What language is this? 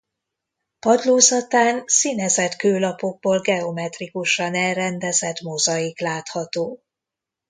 Hungarian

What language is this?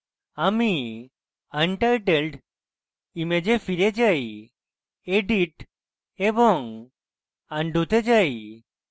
Bangla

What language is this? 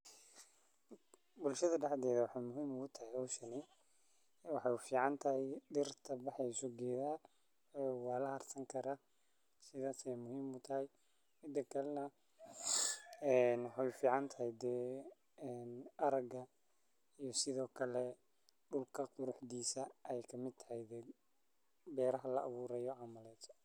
Somali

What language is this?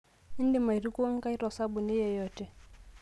Masai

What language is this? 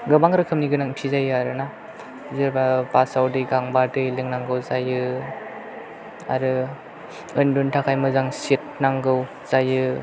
Bodo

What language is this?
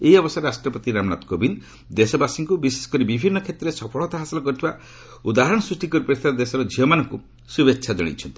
Odia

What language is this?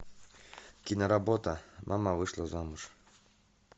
Russian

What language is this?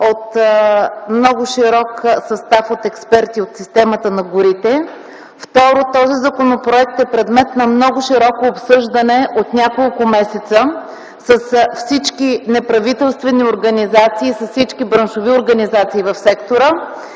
Bulgarian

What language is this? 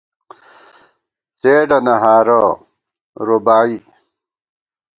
Gawar-Bati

